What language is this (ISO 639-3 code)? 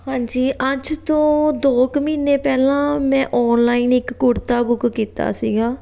pan